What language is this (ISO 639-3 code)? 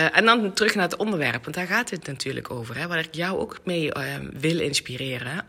nld